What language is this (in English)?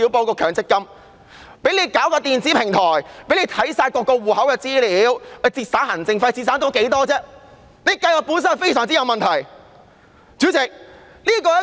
Cantonese